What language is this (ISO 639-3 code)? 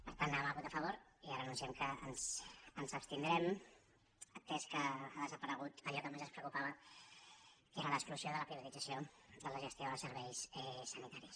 cat